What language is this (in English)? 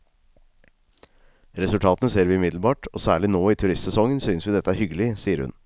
Norwegian